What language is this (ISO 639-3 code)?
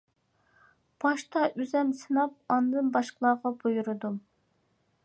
uig